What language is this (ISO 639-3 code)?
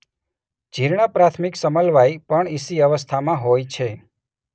guj